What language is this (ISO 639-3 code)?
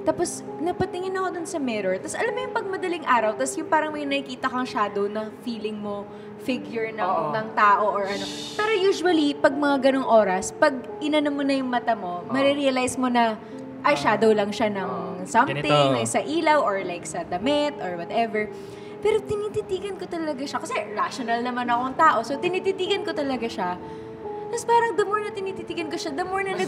fil